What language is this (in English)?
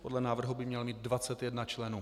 Czech